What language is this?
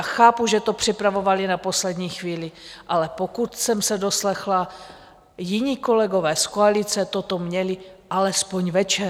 Czech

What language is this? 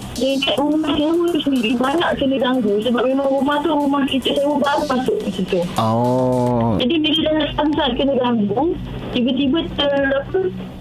Malay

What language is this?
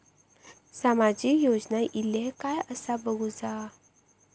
Marathi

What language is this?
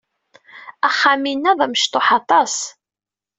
Kabyle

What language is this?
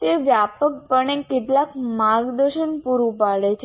Gujarati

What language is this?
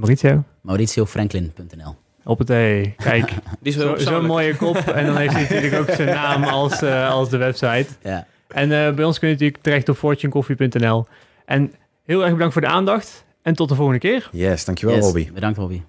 Dutch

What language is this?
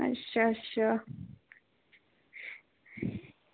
Dogri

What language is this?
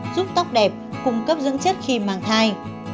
Vietnamese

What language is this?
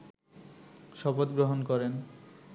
Bangla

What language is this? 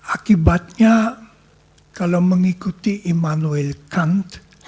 Indonesian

